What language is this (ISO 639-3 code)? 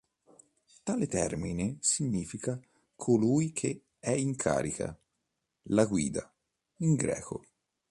ita